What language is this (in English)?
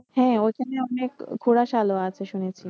Bangla